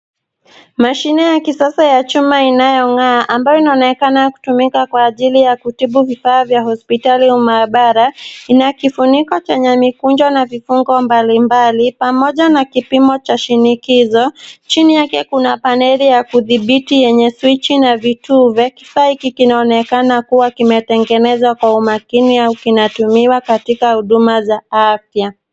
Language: Swahili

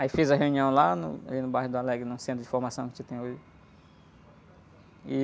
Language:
Portuguese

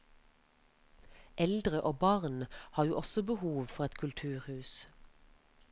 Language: Norwegian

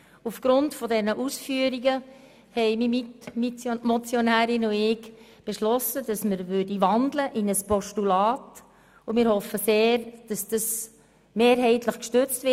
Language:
Swiss German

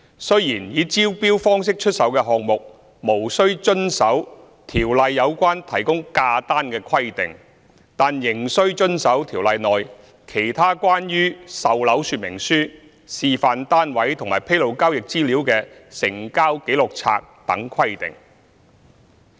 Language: Cantonese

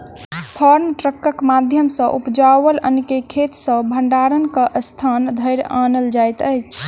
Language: Maithili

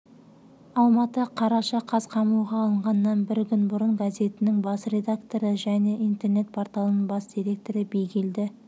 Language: Kazakh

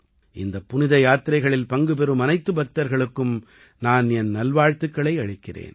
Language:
Tamil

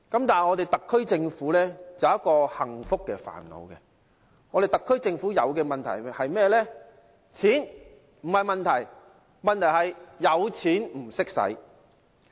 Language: Cantonese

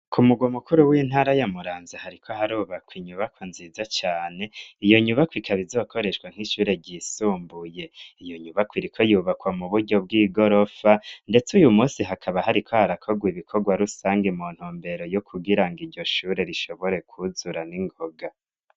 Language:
Rundi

